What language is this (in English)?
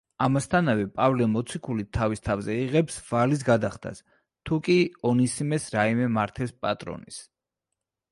Georgian